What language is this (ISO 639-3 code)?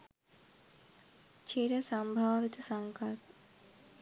sin